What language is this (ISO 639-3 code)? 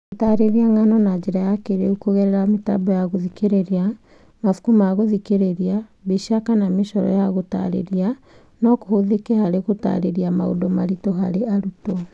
kik